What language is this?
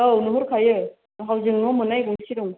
Bodo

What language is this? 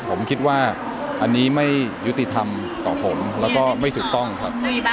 Thai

